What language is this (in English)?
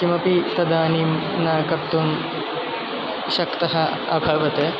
Sanskrit